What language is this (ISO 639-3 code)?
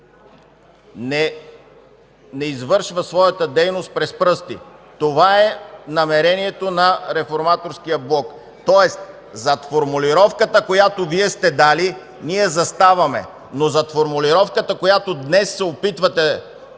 bul